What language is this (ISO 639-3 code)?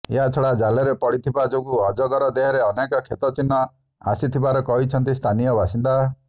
ori